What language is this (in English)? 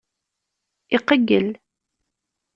Kabyle